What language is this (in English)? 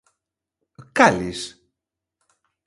Galician